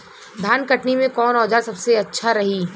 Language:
Bhojpuri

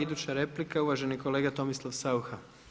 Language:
Croatian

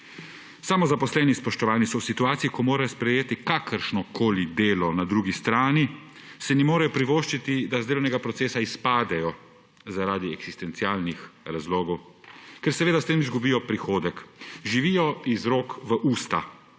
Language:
Slovenian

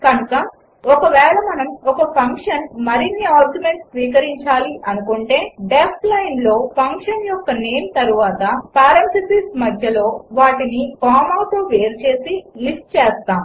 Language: Telugu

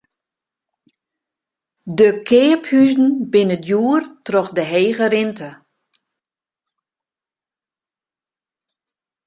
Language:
Western Frisian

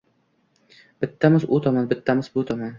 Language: Uzbek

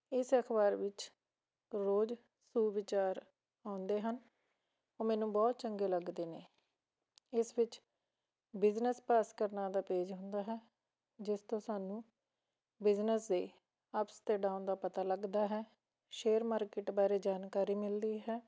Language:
Punjabi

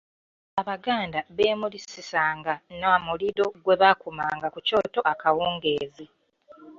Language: Ganda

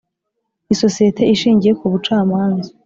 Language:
Kinyarwanda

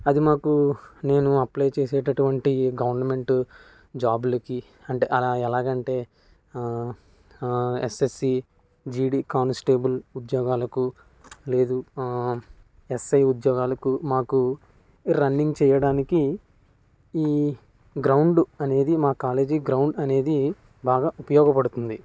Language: Telugu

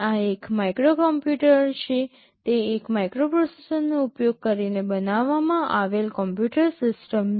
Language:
Gujarati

